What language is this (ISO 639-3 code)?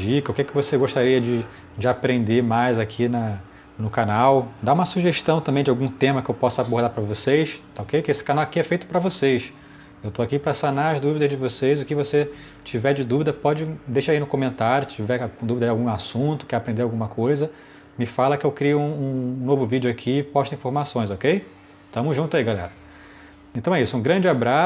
por